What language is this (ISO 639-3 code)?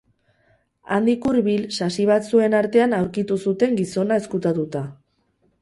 eus